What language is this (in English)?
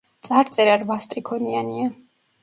Georgian